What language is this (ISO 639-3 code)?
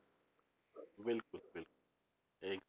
pan